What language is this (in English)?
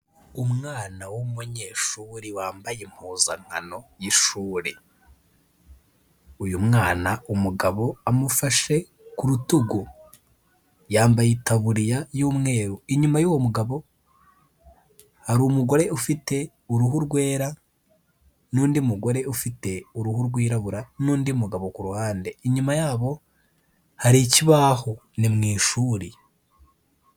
Kinyarwanda